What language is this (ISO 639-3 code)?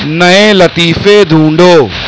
urd